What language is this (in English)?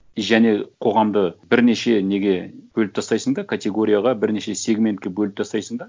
Kazakh